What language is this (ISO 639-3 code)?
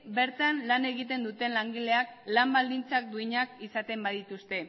eus